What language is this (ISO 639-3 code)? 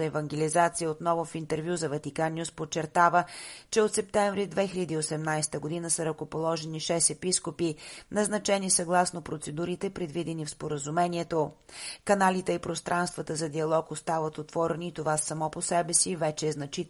bul